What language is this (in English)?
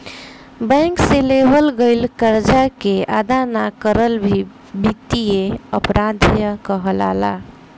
Bhojpuri